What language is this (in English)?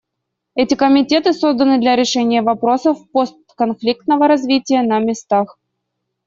Russian